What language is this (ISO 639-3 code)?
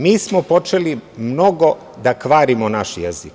srp